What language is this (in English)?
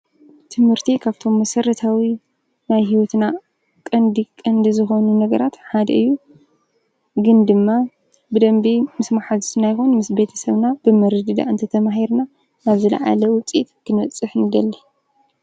Tigrinya